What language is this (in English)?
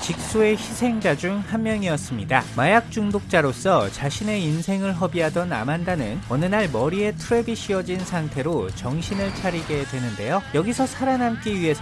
Korean